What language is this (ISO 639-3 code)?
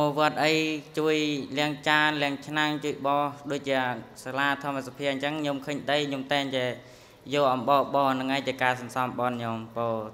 tha